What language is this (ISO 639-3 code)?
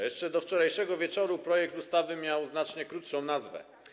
pol